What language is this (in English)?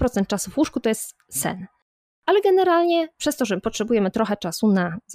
Polish